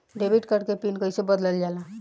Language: Bhojpuri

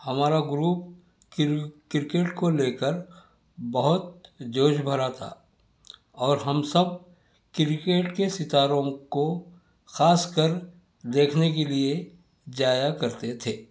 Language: Urdu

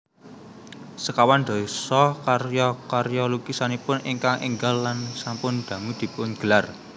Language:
Javanese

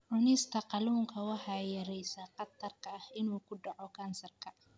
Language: Somali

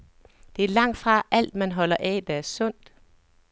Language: Danish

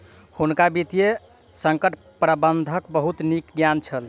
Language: Maithili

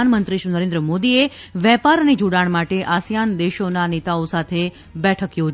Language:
Gujarati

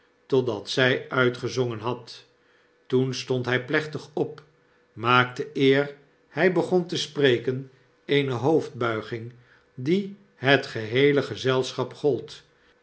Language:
Dutch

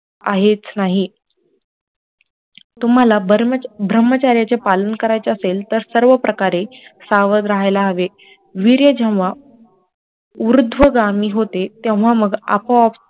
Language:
Marathi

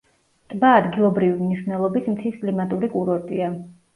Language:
Georgian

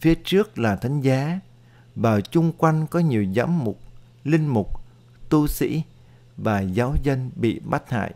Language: Vietnamese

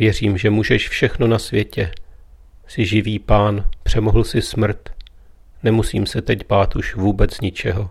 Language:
Czech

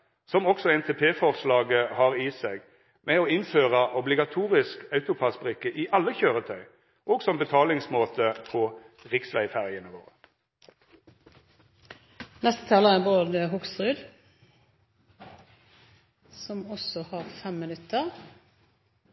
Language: Norwegian Nynorsk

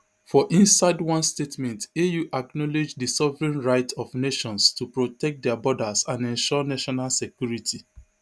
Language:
Nigerian Pidgin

